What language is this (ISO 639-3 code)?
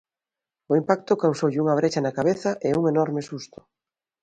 glg